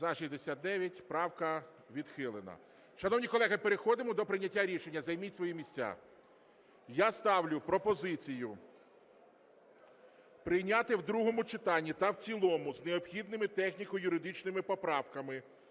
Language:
Ukrainian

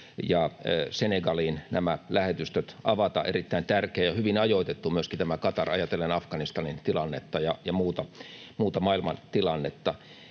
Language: Finnish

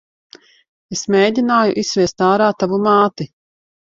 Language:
Latvian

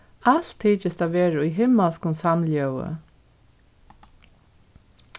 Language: Faroese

